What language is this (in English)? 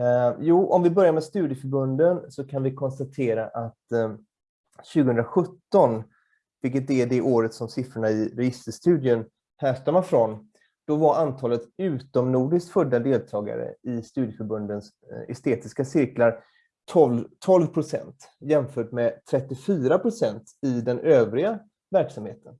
Swedish